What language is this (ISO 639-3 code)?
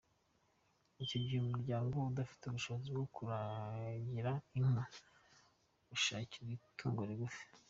kin